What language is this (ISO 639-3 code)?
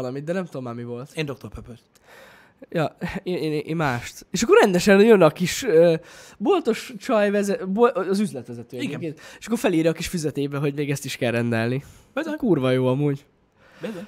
hun